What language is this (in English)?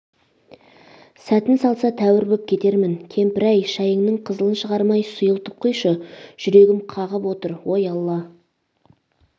Kazakh